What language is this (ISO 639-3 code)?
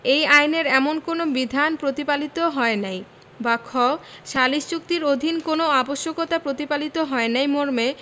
ben